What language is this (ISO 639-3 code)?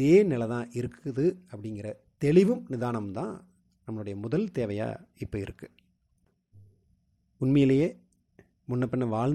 tam